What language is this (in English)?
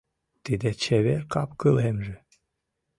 Mari